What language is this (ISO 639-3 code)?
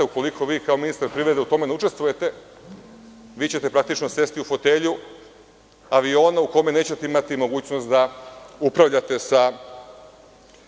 srp